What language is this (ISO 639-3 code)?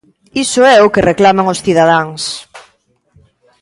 glg